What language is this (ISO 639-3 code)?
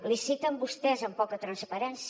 cat